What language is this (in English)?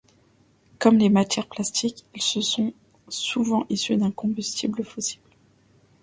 French